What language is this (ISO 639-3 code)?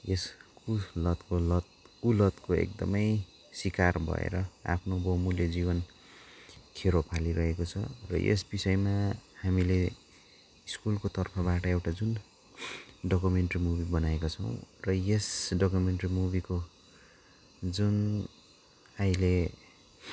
nep